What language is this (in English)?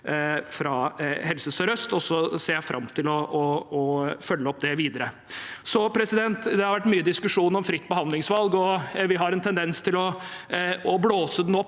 Norwegian